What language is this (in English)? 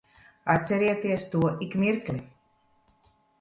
Latvian